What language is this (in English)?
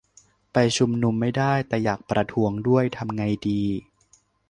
Thai